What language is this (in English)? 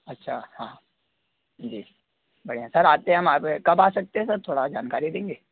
Hindi